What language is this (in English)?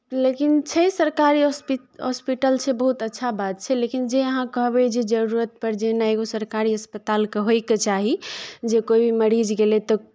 Maithili